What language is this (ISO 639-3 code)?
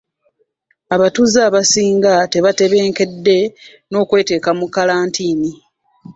lug